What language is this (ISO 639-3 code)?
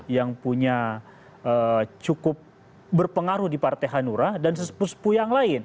ind